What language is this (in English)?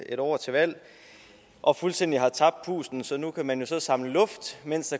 Danish